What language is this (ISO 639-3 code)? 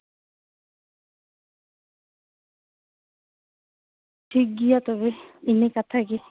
sat